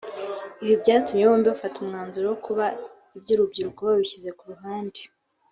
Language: Kinyarwanda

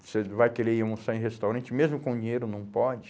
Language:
Portuguese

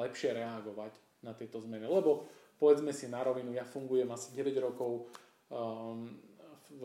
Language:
Slovak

